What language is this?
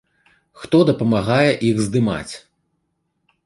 Belarusian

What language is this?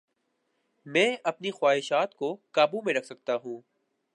Urdu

